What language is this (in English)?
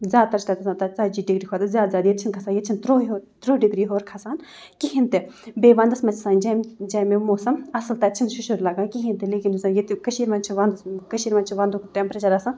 Kashmiri